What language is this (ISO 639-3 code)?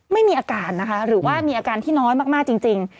tha